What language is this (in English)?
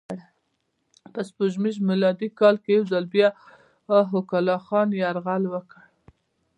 Pashto